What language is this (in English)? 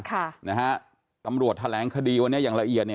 Thai